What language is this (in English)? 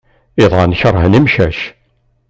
Kabyle